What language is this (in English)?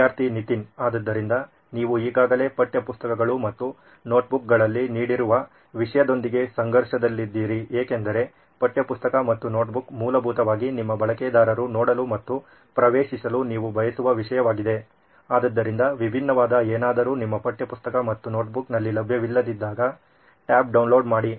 Kannada